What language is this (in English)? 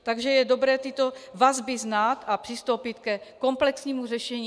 Czech